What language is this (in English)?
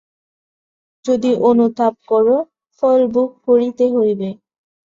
Bangla